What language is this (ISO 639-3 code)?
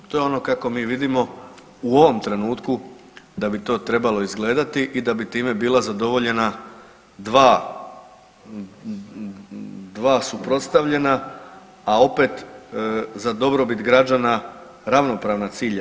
hrv